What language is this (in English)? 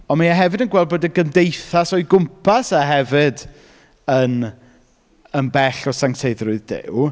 Welsh